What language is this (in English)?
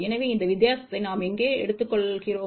Tamil